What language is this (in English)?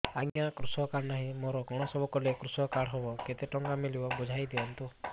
Odia